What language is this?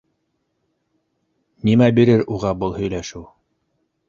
Bashkir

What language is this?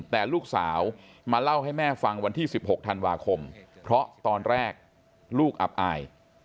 Thai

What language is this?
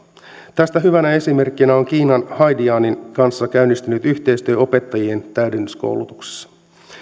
Finnish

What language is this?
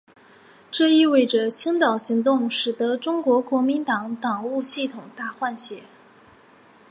Chinese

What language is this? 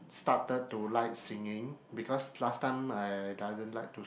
English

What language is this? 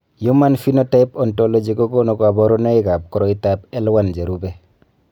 Kalenjin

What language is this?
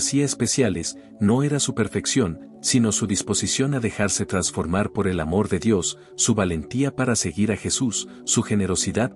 Spanish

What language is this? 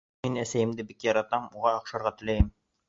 Bashkir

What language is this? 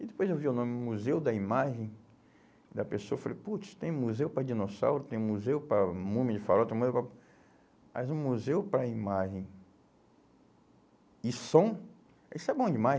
Portuguese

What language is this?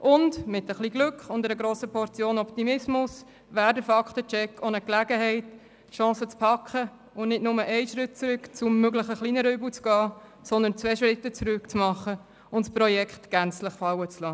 Swiss German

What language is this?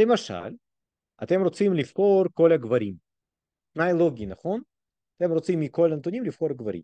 Hebrew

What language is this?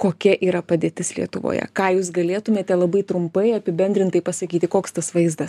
Lithuanian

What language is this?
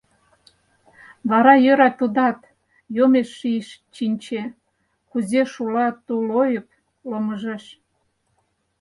Mari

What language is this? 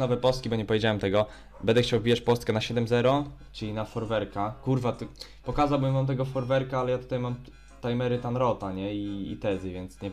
Polish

